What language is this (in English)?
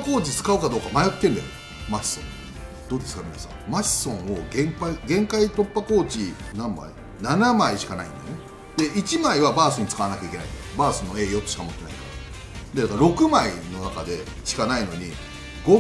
Japanese